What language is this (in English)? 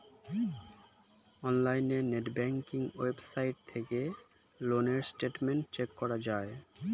Bangla